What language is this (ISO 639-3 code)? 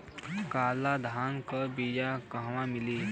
bho